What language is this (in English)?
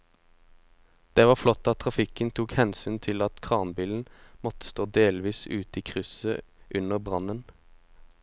Norwegian